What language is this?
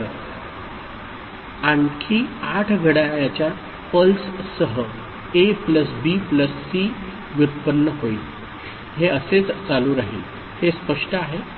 Marathi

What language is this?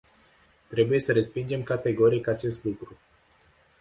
Romanian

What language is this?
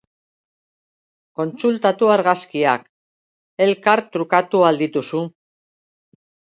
Basque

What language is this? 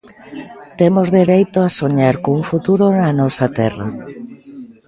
Galician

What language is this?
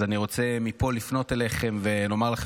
Hebrew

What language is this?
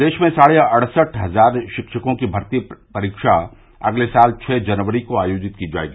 Hindi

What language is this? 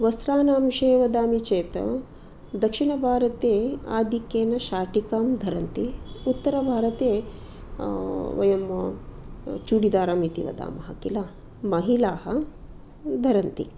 Sanskrit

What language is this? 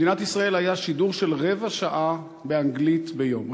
Hebrew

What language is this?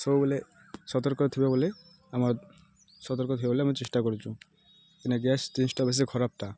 Odia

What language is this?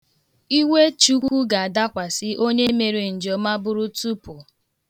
Igbo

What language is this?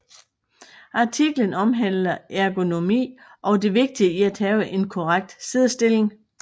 Danish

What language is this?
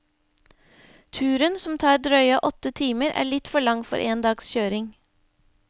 Norwegian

